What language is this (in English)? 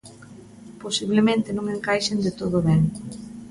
Galician